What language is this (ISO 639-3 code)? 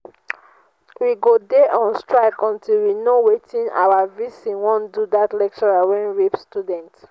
pcm